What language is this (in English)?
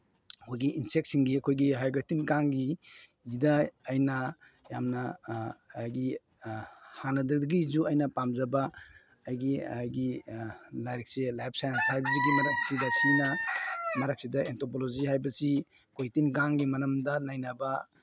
Manipuri